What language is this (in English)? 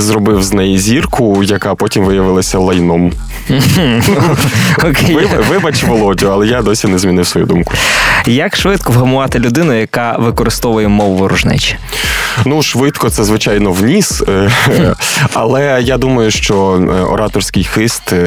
Ukrainian